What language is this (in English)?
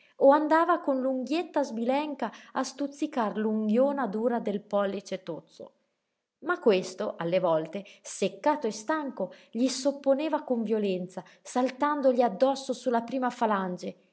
Italian